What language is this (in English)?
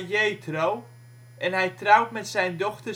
Dutch